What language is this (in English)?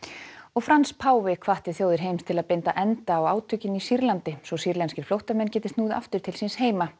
Icelandic